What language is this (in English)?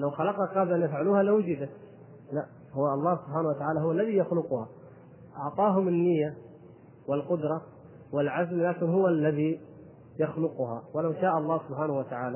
Arabic